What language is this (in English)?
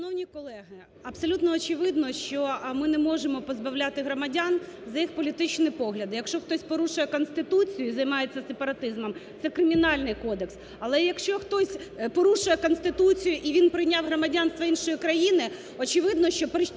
Ukrainian